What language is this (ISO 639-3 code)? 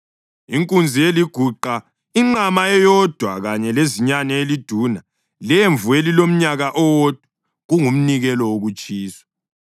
nde